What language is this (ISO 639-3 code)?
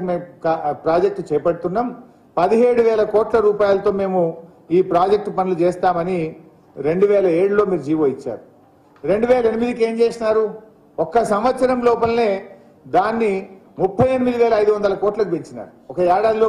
tel